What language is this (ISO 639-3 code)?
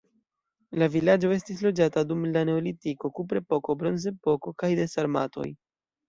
epo